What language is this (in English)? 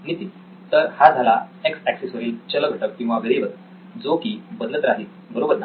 Marathi